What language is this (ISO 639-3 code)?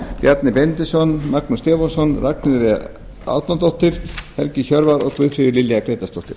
isl